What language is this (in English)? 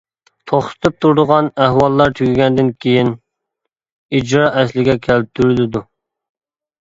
Uyghur